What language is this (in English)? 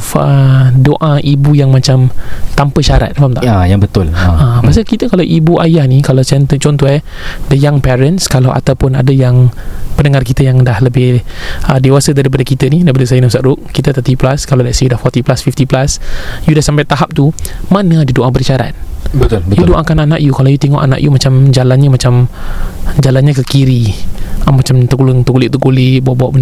Malay